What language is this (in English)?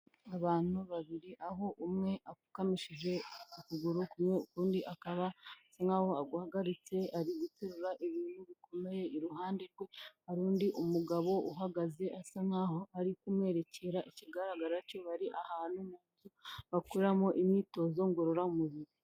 Kinyarwanda